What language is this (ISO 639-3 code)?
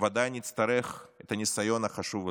heb